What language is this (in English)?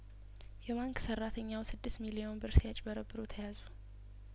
Amharic